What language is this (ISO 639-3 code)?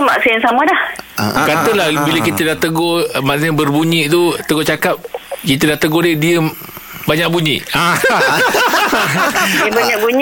msa